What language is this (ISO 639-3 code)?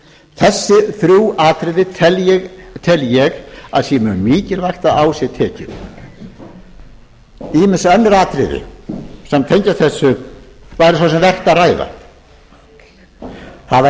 isl